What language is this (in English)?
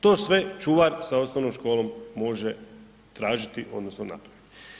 Croatian